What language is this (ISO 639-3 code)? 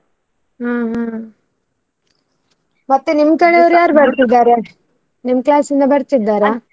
kan